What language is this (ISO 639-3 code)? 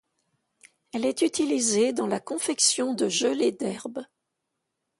fra